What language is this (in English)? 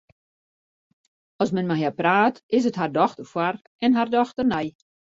Western Frisian